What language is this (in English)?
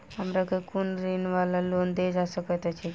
Maithili